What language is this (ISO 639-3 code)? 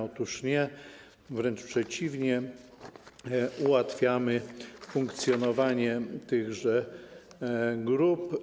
pol